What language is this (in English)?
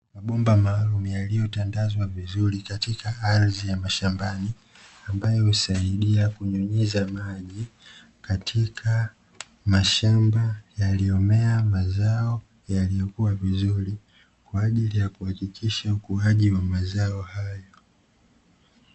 Swahili